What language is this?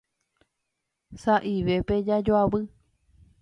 Guarani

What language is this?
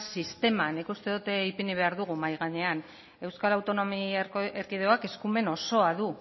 Basque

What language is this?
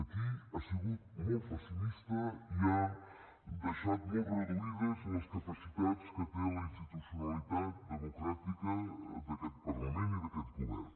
Catalan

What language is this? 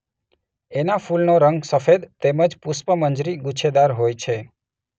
Gujarati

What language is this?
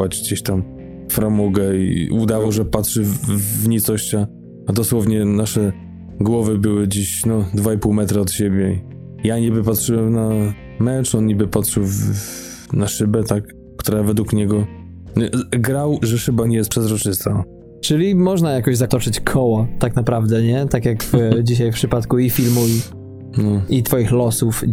Polish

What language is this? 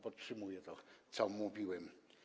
Polish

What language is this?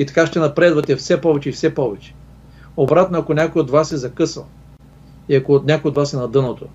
Bulgarian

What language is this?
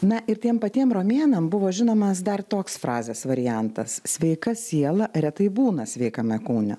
Lithuanian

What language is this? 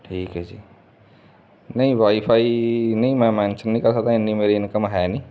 Punjabi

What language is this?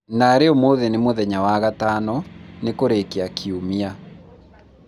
Kikuyu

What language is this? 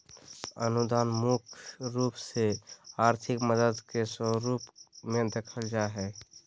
Magahi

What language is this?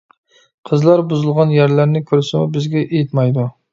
Uyghur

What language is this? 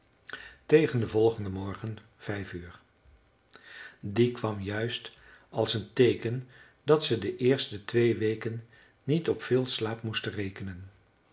Dutch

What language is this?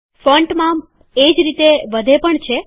Gujarati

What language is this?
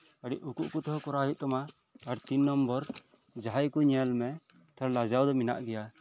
Santali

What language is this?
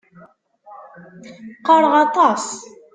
Kabyle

